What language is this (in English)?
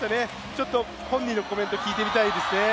Japanese